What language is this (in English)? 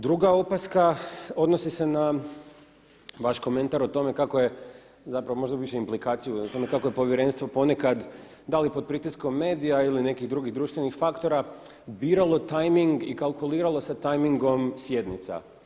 Croatian